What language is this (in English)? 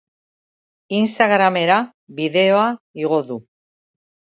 Basque